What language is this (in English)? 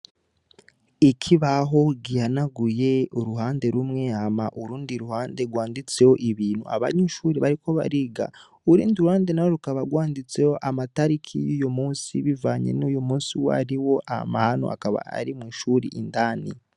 Rundi